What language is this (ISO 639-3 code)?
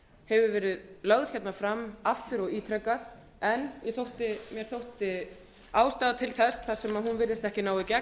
isl